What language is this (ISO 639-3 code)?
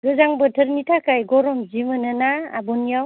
brx